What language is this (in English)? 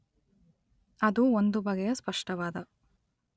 Kannada